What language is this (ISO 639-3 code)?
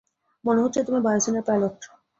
ben